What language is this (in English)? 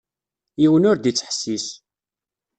Kabyle